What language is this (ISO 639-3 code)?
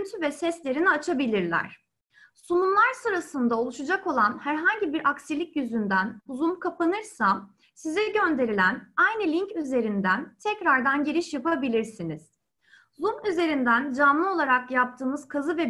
tur